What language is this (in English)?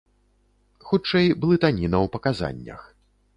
Belarusian